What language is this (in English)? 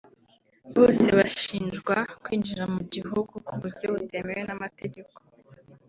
Kinyarwanda